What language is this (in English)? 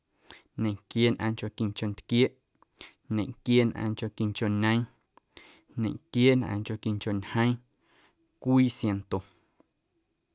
Guerrero Amuzgo